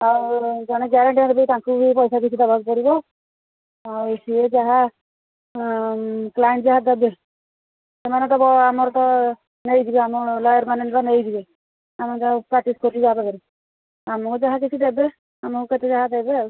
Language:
Odia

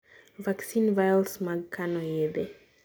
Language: Luo (Kenya and Tanzania)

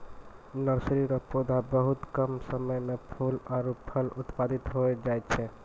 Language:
Maithili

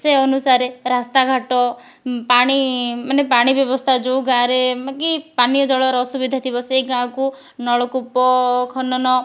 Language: Odia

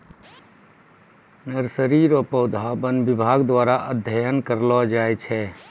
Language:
Maithili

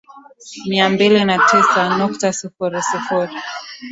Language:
Swahili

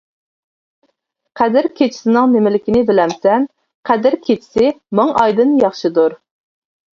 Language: Uyghur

